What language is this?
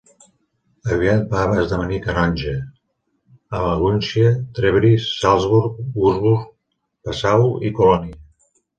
Catalan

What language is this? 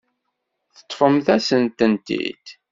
Kabyle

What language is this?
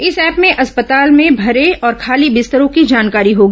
Hindi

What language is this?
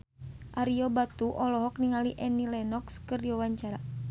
Sundanese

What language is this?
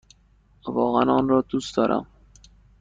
Persian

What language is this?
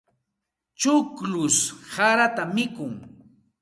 Santa Ana de Tusi Pasco Quechua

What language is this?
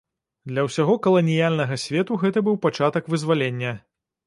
Belarusian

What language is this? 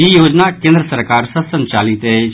Maithili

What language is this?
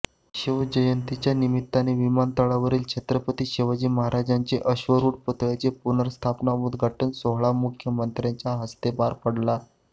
Marathi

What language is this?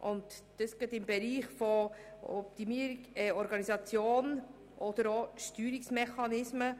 Swiss German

